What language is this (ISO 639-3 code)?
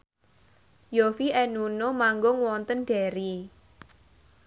jav